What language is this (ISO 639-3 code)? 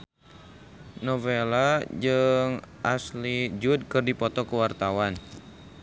sun